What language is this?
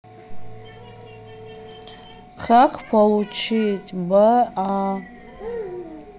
Russian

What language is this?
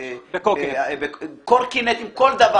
Hebrew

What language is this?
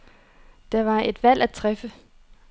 Danish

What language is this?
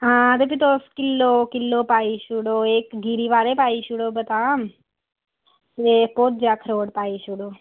Dogri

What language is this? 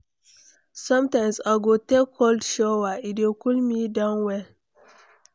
Nigerian Pidgin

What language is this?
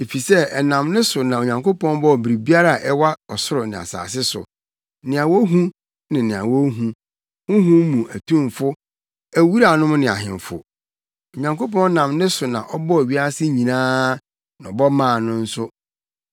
Akan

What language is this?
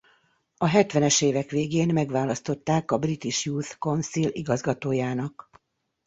Hungarian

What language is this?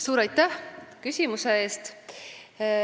Estonian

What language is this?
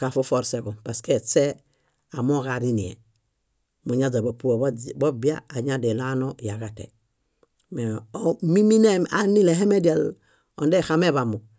Bayot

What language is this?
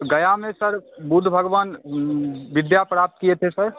Hindi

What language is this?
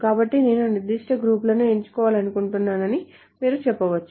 Telugu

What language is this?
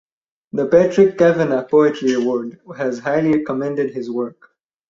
English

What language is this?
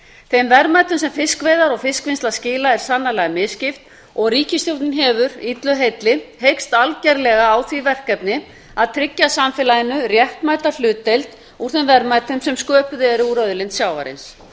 Icelandic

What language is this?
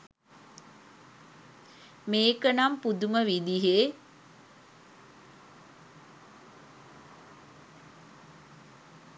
Sinhala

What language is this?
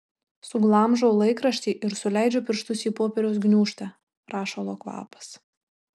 Lithuanian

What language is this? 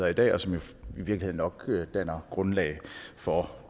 Danish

